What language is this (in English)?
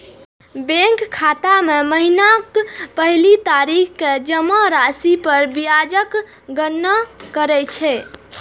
Maithili